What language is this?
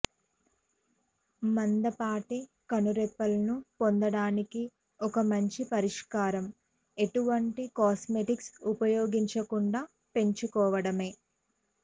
Telugu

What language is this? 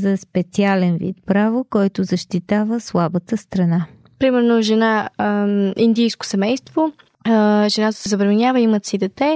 Bulgarian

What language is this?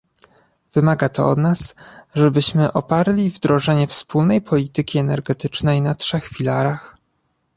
Polish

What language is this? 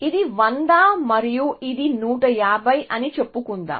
Telugu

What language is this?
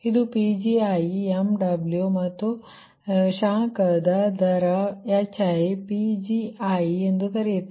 Kannada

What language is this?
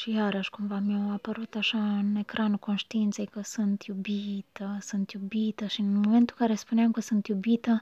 Romanian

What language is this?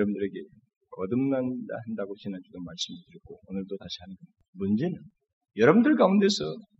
Korean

